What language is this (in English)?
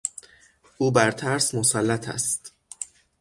Persian